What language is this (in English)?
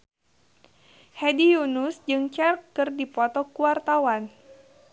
Sundanese